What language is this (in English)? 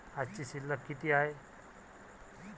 Marathi